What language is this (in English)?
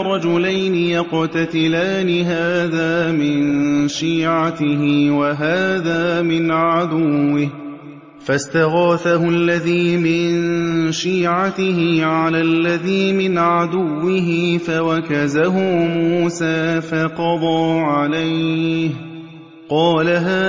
Arabic